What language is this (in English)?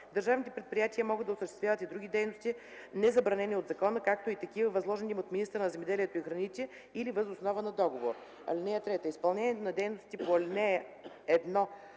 Bulgarian